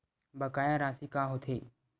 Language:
Chhattisgarhi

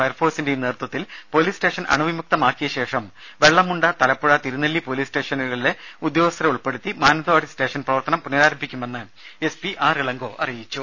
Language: Malayalam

